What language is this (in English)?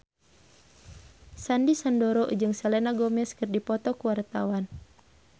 Sundanese